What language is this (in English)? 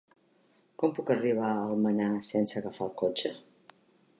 Catalan